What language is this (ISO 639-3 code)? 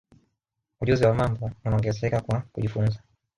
swa